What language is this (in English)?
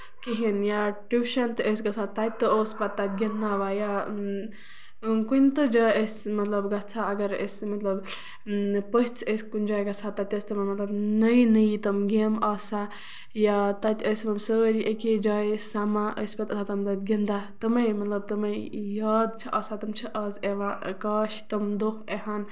Kashmiri